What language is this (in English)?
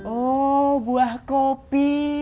Indonesian